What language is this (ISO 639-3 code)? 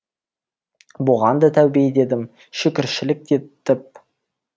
kaz